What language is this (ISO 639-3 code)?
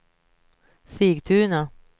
swe